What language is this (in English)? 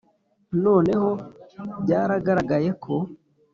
Kinyarwanda